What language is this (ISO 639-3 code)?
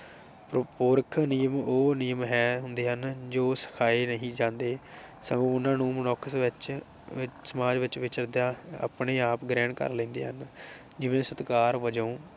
pan